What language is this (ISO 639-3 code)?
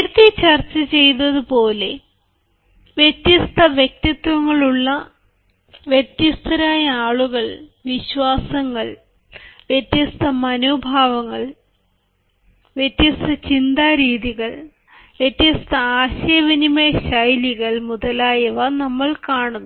mal